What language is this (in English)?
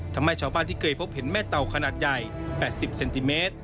Thai